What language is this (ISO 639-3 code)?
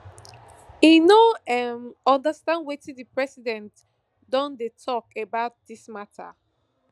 pcm